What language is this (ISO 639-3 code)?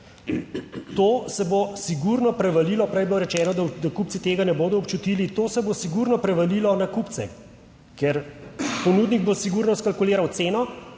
slv